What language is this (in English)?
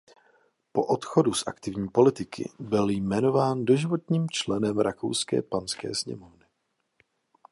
Czech